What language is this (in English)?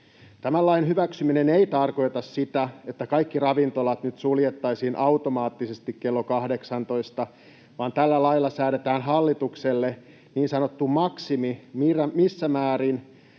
Finnish